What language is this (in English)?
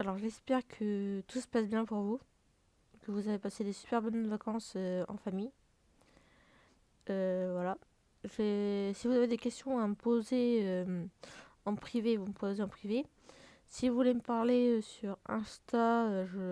French